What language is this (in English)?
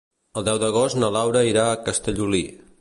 Catalan